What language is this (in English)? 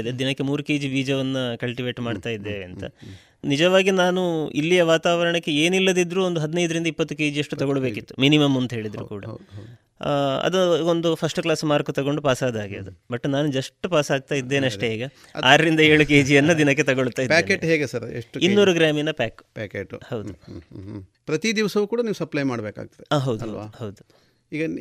Kannada